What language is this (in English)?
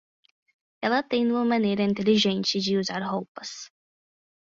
Portuguese